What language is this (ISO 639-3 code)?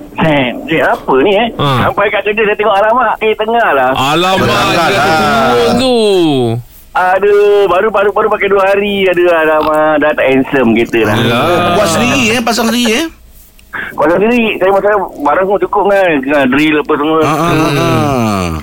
msa